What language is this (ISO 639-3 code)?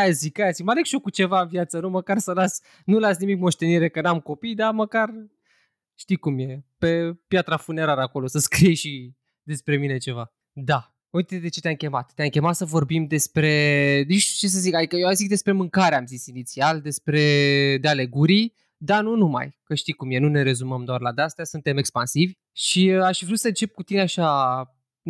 ron